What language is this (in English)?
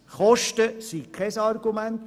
Swiss German